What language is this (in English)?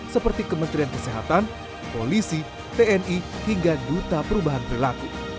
Indonesian